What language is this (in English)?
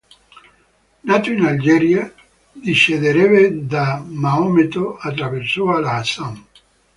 Italian